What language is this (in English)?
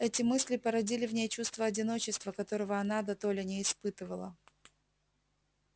Russian